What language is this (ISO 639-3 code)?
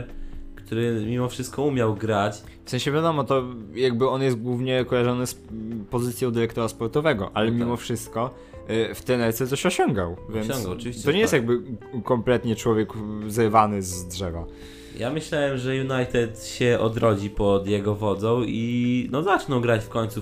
pol